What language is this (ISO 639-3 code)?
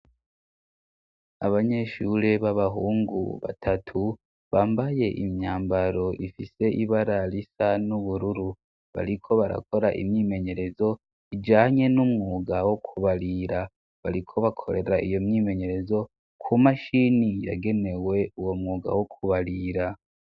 run